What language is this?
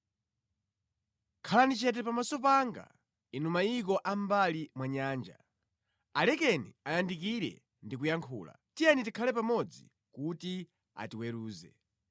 Nyanja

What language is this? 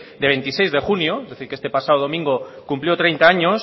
Spanish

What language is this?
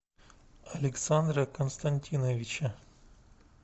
Russian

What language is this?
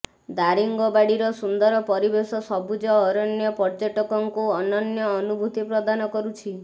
Odia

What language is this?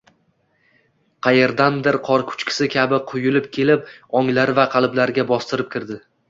Uzbek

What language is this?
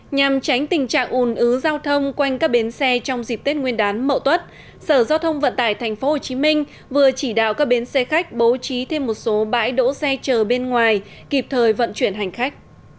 Vietnamese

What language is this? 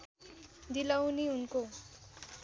Nepali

